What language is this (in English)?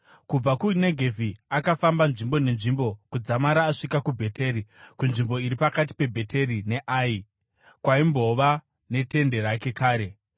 Shona